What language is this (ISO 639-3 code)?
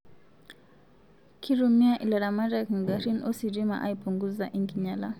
mas